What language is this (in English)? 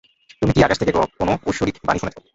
Bangla